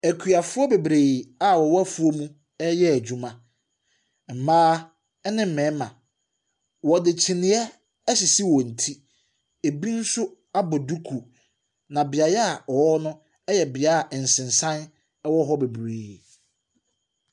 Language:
Akan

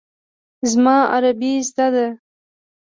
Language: Pashto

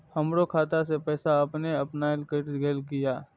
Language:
Maithili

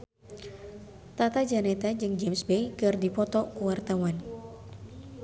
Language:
Sundanese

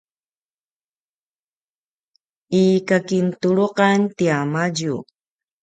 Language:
Paiwan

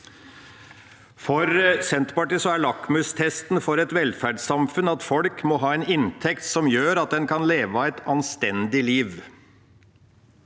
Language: Norwegian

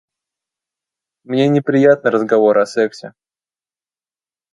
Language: Russian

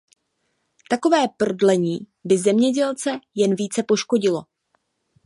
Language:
Czech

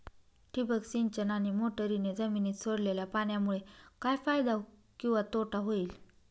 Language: Marathi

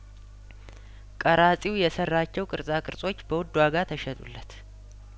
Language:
Amharic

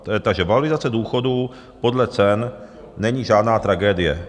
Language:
Czech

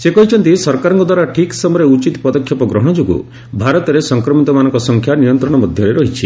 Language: Odia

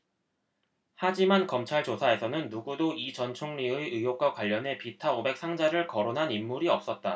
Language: Korean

